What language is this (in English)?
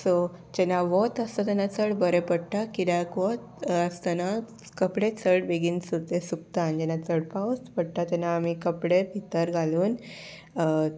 Konkani